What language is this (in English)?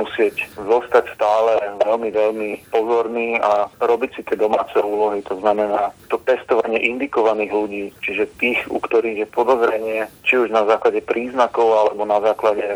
Slovak